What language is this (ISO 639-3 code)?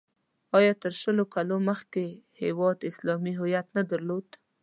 pus